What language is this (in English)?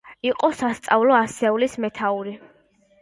Georgian